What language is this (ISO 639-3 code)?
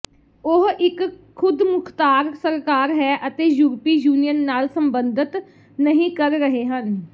pan